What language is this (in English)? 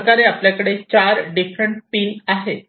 Marathi